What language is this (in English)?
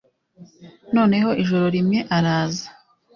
Kinyarwanda